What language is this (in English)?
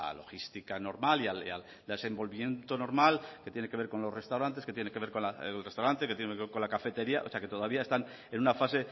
Spanish